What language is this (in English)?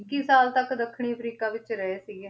Punjabi